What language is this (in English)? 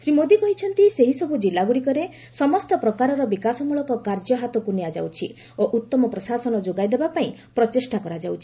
Odia